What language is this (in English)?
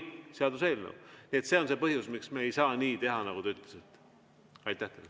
Estonian